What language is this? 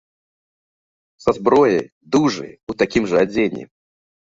Belarusian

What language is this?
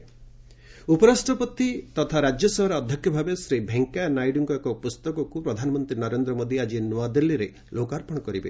Odia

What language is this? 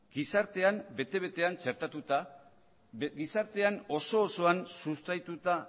Basque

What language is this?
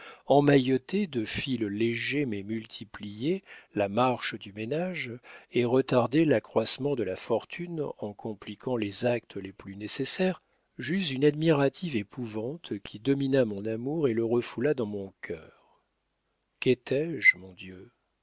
French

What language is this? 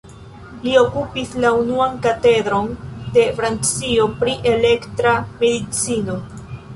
Esperanto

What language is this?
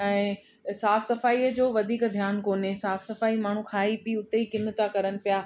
Sindhi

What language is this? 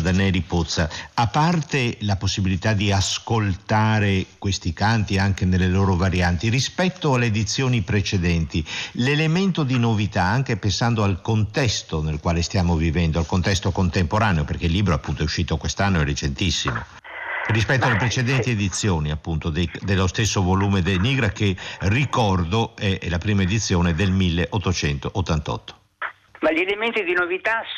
Italian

